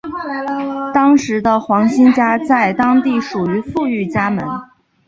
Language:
Chinese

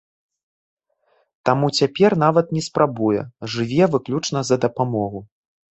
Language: Belarusian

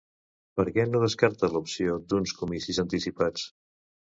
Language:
Catalan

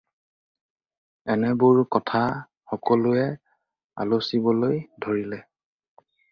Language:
Assamese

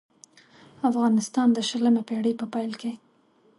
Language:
Pashto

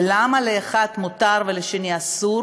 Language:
Hebrew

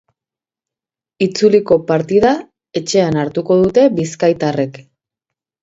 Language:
Basque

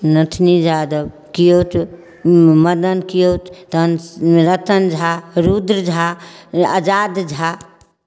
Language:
Maithili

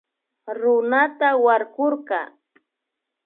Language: Imbabura Highland Quichua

